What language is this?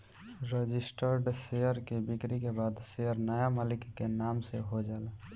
Bhojpuri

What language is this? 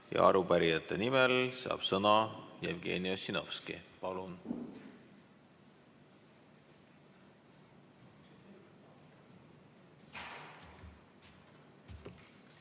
Estonian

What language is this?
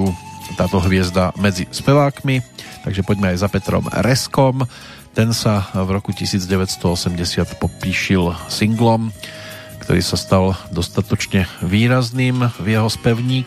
Slovak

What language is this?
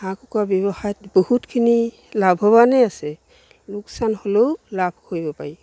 Assamese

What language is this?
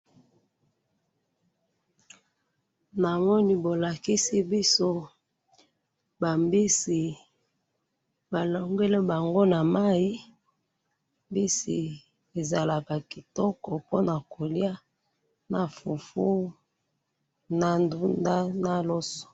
Lingala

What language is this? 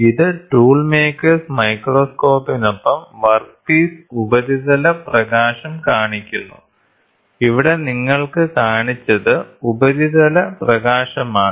Malayalam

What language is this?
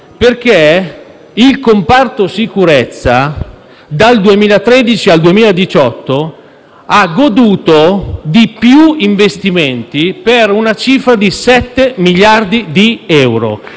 Italian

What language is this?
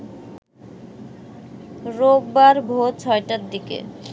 Bangla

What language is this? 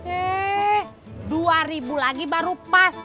Indonesian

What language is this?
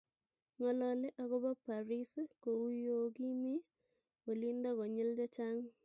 Kalenjin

